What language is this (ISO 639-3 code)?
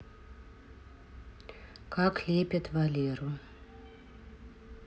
rus